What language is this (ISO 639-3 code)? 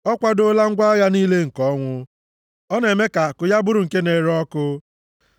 ibo